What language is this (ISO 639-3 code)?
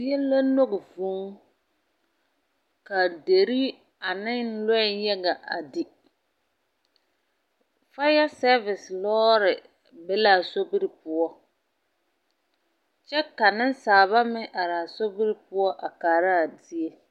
dga